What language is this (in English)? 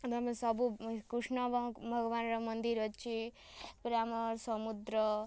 Odia